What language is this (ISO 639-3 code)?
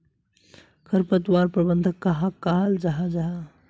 mag